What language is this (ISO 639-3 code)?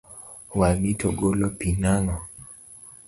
luo